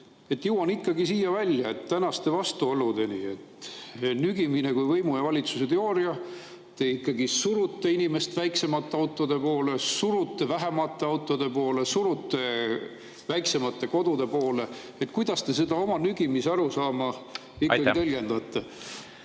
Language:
Estonian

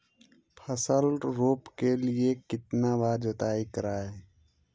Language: Magahi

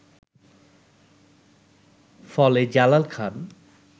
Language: Bangla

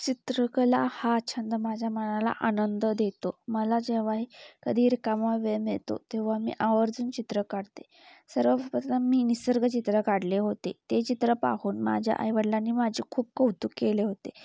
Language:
Marathi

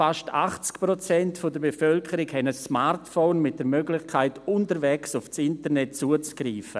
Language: Swiss German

